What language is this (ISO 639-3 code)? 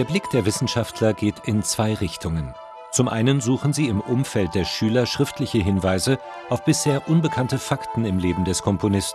deu